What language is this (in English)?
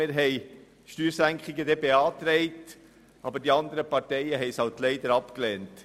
Swiss German